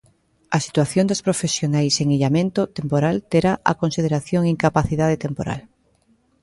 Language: Galician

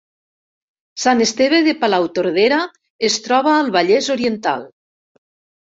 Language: Catalan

